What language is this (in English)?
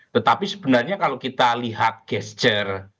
Indonesian